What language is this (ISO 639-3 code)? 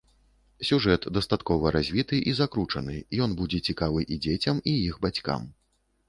bel